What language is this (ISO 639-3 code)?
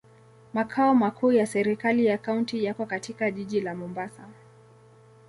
swa